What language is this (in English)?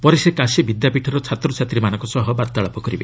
Odia